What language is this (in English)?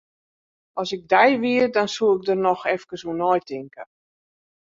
Western Frisian